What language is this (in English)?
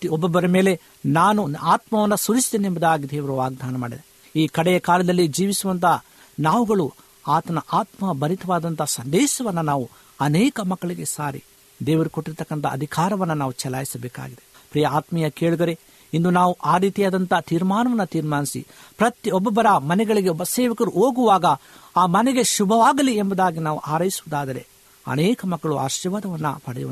Kannada